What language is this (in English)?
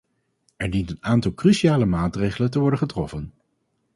Dutch